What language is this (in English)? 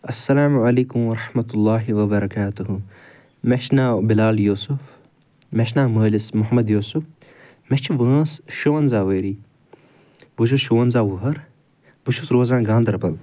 Kashmiri